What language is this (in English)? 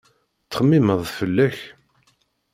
Kabyle